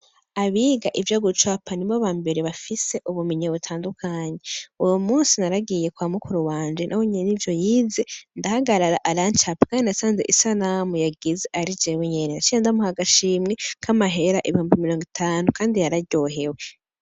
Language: Rundi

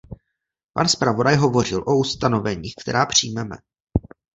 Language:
Czech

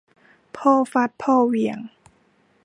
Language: Thai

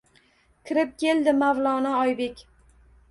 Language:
Uzbek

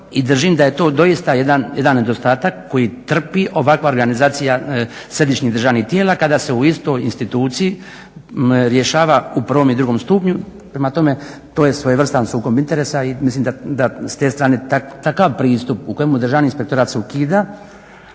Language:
Croatian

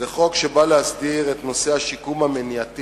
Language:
Hebrew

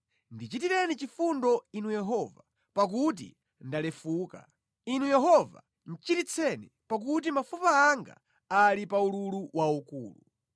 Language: Nyanja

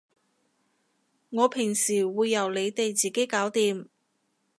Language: Cantonese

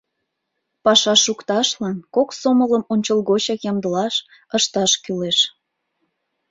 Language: Mari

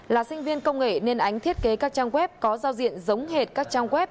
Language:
Vietnamese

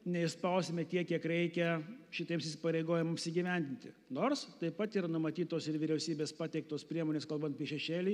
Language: Lithuanian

